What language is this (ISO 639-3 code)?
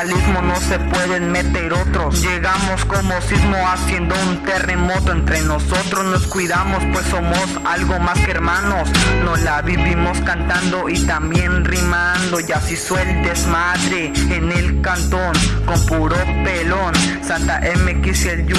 spa